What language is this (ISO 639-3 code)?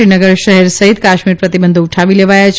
guj